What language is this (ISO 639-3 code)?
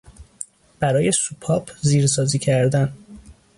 fas